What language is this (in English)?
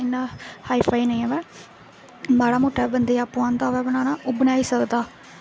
Dogri